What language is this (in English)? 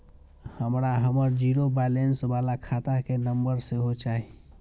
Maithili